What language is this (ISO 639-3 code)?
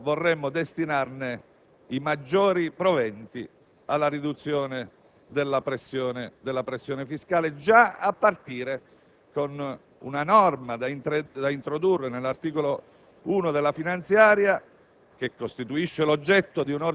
ita